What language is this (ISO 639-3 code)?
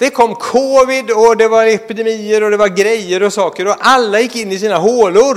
swe